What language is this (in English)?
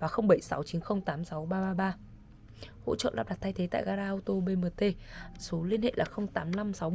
Vietnamese